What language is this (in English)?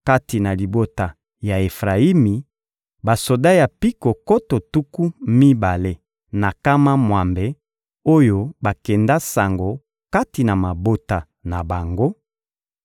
Lingala